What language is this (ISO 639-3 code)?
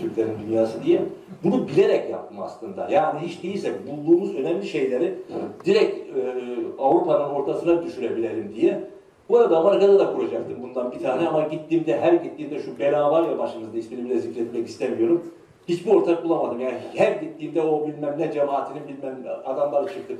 tur